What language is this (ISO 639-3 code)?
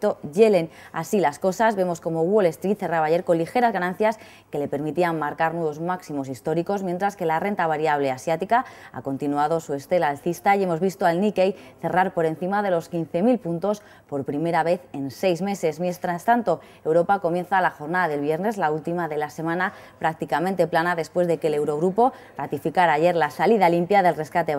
spa